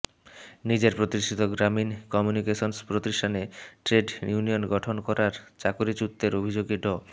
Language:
Bangla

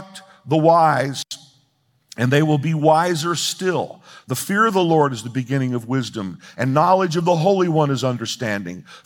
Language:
English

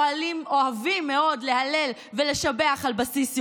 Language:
Hebrew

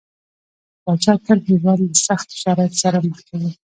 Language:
Pashto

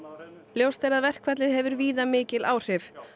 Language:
Icelandic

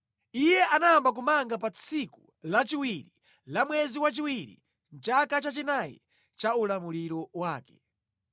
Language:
Nyanja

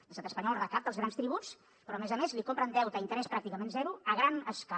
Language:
Catalan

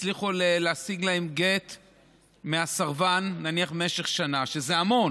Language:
Hebrew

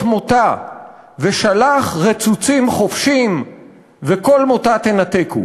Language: Hebrew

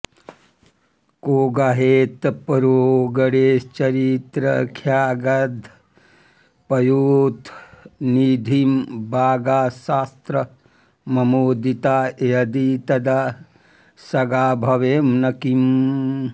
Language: Sanskrit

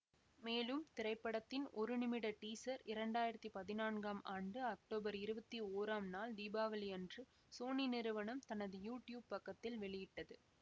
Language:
Tamil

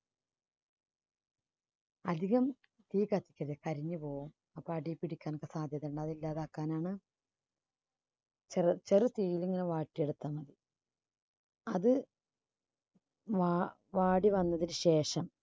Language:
Malayalam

